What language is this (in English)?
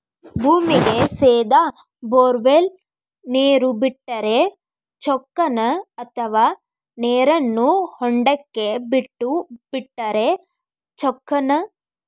Kannada